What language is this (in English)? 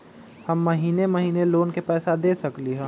Magahi